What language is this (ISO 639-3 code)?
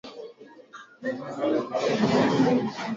swa